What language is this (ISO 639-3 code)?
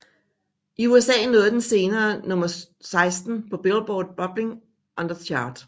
dan